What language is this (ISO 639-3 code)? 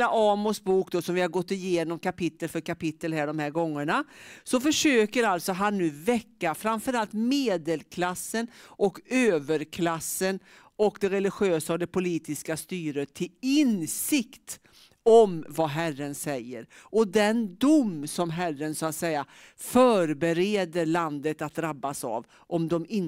swe